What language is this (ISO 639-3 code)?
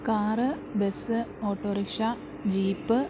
mal